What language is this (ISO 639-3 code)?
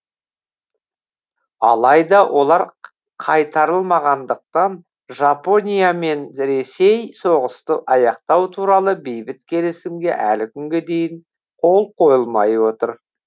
kaz